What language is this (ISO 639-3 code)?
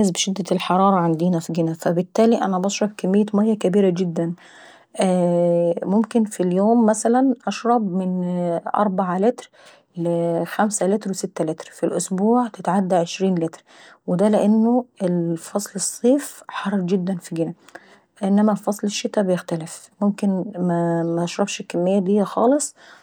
aec